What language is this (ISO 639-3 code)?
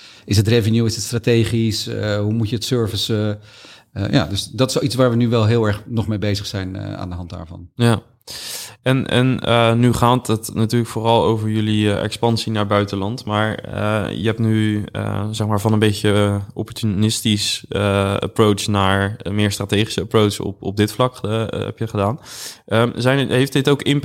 nld